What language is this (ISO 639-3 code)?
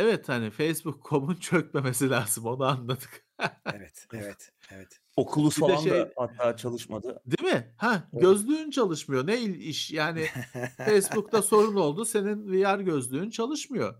tur